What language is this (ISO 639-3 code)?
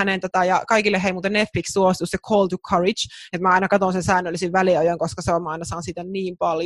fin